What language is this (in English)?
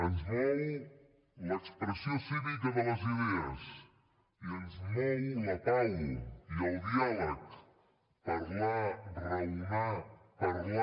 Catalan